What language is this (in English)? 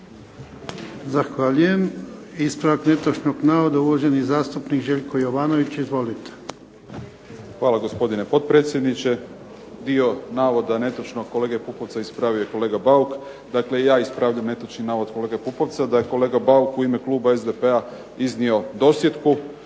Croatian